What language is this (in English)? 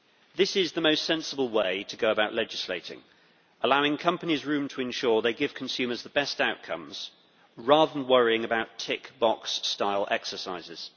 English